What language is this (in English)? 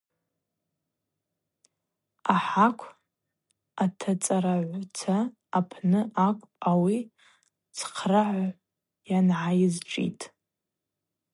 Abaza